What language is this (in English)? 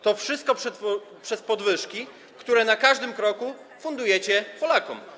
Polish